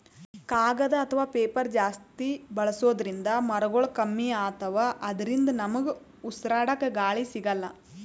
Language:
Kannada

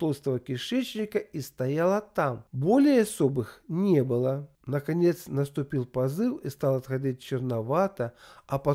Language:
Russian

